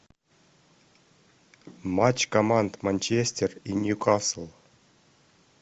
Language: Russian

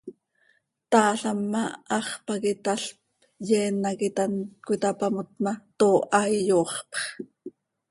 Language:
Seri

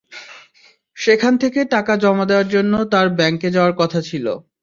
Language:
Bangla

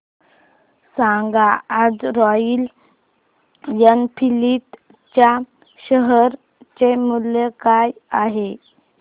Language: Marathi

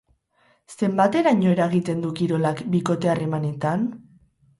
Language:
Basque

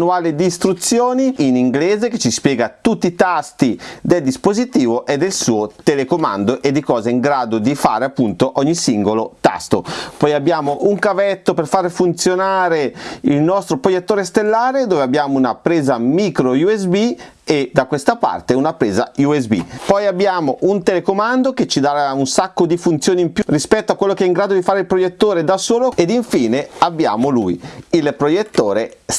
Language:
Italian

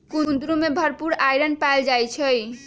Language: Magahi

